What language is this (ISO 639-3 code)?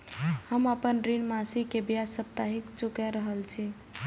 mai